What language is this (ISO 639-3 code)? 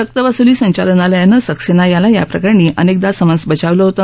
mar